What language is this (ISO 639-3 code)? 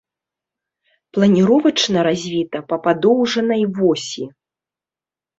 bel